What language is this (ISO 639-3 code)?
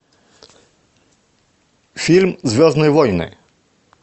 rus